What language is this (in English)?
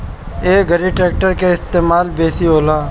Bhojpuri